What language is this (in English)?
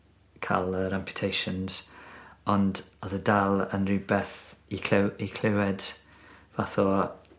Welsh